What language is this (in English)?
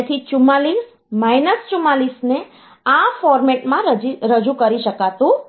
Gujarati